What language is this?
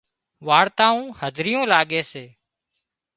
Wadiyara Koli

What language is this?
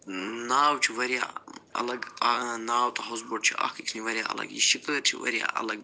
Kashmiri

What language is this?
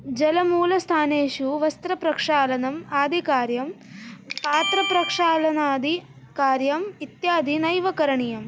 Sanskrit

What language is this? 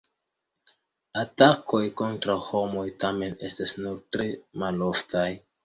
Esperanto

